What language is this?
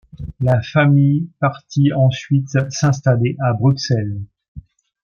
French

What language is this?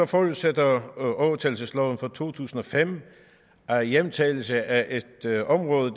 Danish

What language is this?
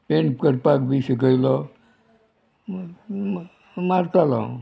Konkani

